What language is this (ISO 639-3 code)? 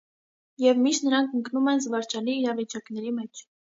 hye